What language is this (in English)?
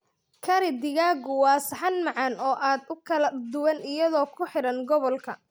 Somali